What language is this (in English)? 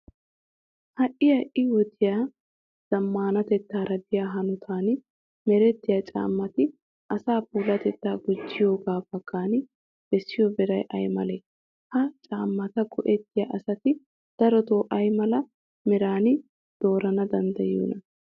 Wolaytta